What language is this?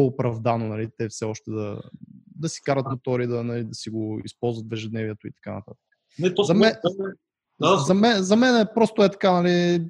Bulgarian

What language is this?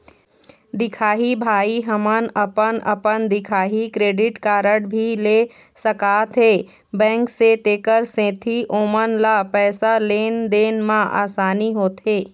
Chhattisgarhi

